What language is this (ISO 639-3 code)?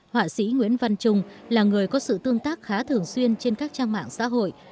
vie